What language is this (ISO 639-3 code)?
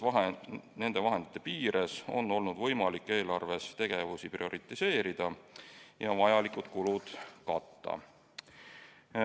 est